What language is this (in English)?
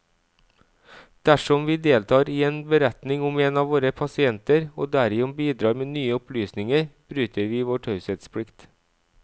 Norwegian